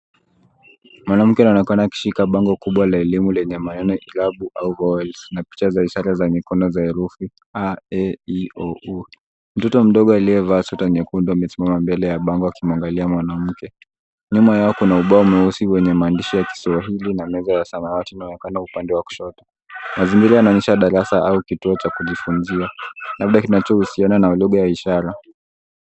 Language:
Swahili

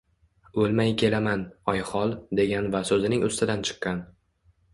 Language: Uzbek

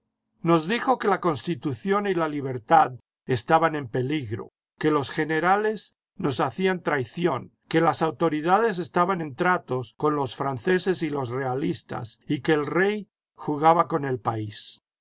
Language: Spanish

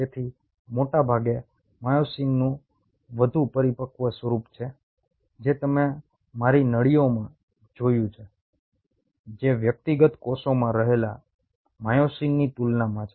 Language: Gujarati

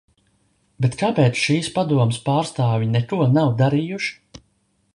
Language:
Latvian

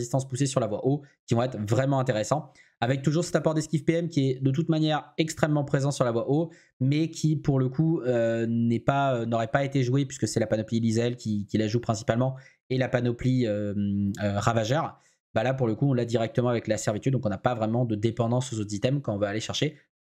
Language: French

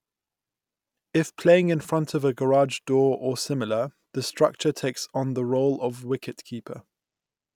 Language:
English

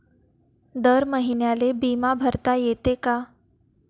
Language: Marathi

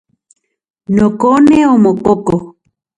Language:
Central Puebla Nahuatl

